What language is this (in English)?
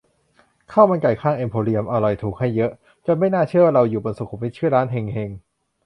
Thai